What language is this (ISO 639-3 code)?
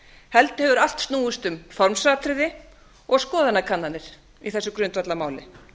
isl